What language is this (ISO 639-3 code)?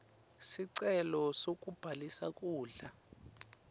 ssw